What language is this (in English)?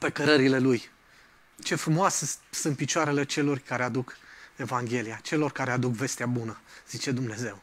Romanian